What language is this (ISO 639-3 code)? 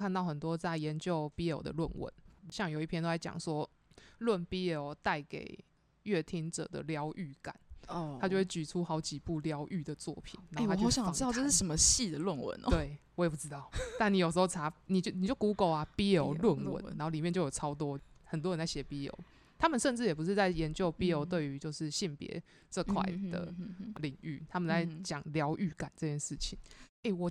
zho